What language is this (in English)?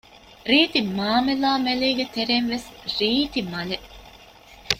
Divehi